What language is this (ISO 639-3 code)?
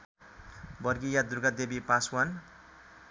nep